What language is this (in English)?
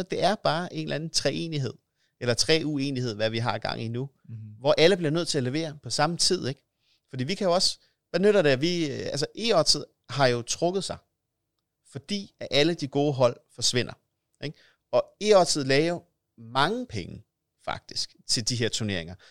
Danish